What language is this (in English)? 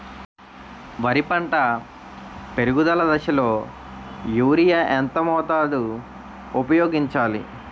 Telugu